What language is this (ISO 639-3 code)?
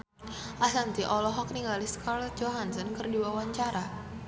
sun